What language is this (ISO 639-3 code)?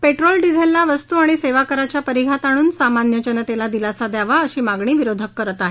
mar